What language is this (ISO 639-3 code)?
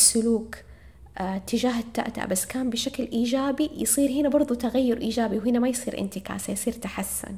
ara